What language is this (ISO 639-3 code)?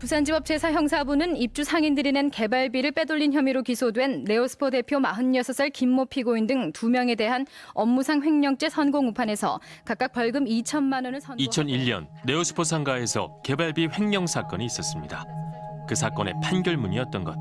kor